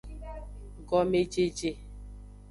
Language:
Aja (Benin)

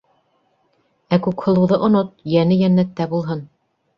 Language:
Bashkir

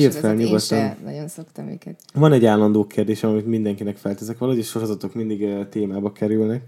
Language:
Hungarian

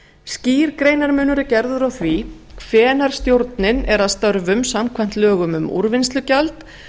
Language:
Icelandic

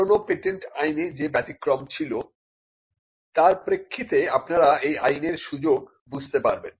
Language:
Bangla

